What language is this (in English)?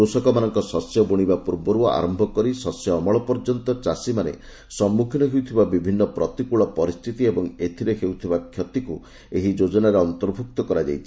Odia